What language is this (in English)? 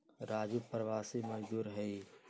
Magahi